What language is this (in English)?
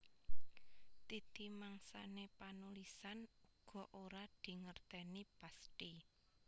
Javanese